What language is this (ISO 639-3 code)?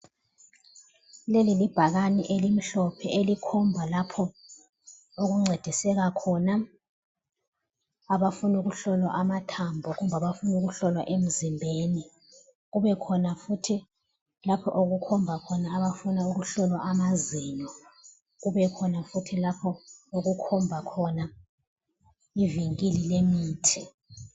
nde